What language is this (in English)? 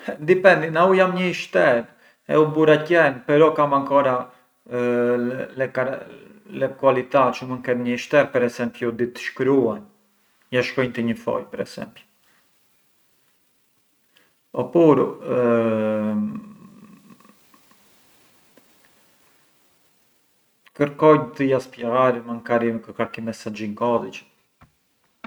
Arbëreshë Albanian